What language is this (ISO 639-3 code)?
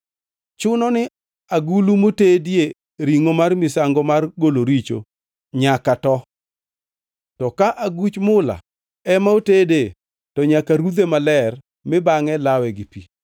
luo